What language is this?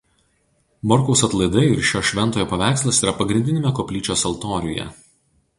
Lithuanian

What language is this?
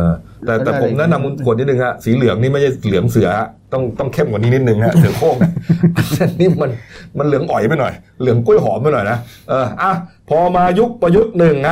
Thai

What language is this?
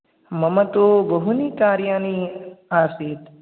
Sanskrit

